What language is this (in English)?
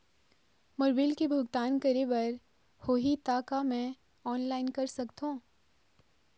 Chhattisgarhi